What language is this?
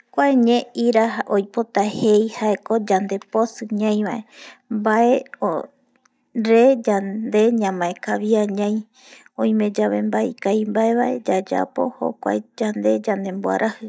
Eastern Bolivian Guaraní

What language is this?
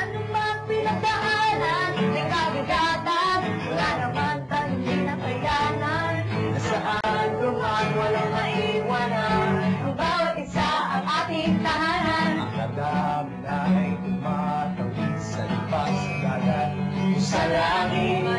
Filipino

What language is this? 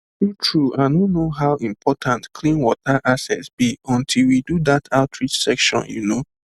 Nigerian Pidgin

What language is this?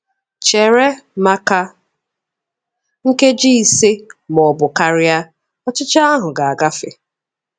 Igbo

